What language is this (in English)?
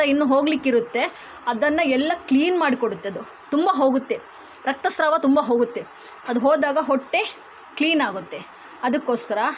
Kannada